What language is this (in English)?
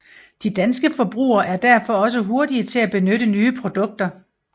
Danish